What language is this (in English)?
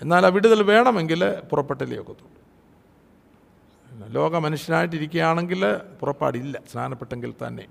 Malayalam